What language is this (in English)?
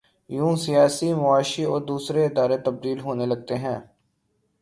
Urdu